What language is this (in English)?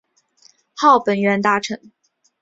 Chinese